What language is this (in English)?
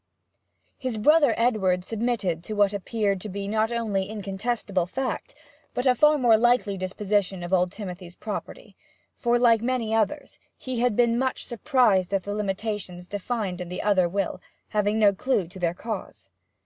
English